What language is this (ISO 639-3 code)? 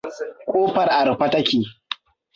hau